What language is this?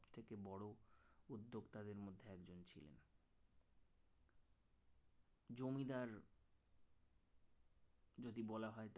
Bangla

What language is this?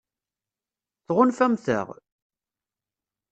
Kabyle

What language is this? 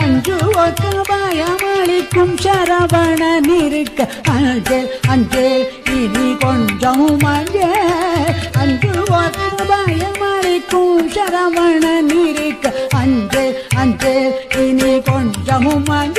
Tamil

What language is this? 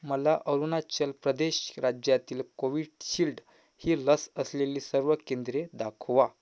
Marathi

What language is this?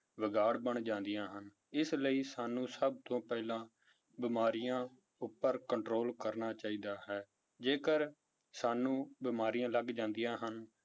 Punjabi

